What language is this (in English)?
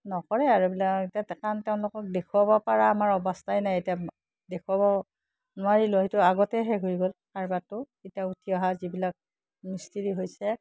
Assamese